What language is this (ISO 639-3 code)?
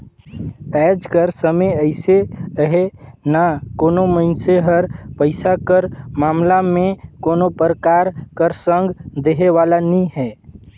hne